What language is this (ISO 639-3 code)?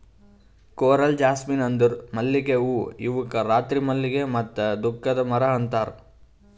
kan